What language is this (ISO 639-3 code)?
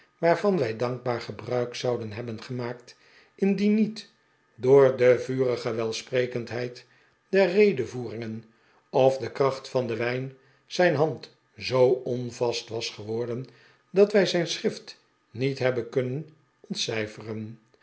nld